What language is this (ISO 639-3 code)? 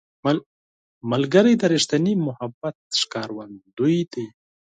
pus